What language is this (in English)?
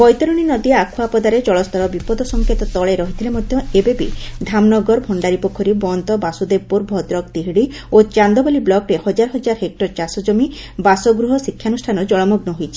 Odia